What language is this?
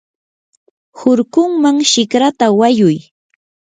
Yanahuanca Pasco Quechua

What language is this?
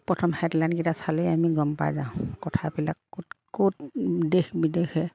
Assamese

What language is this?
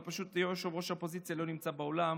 Hebrew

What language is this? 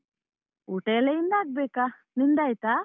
Kannada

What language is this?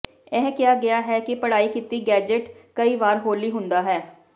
Punjabi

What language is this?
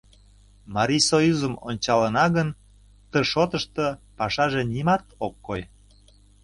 Mari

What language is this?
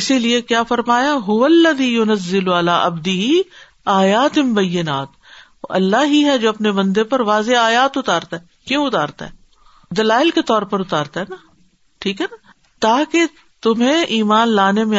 Urdu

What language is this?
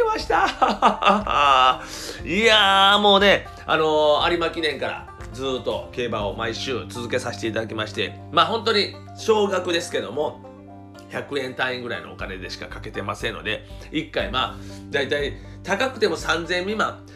Japanese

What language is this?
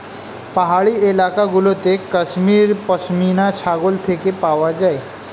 Bangla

